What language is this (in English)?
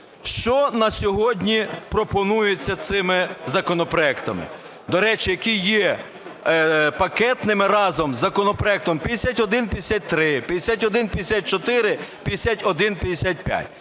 Ukrainian